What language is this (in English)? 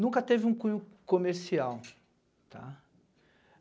Portuguese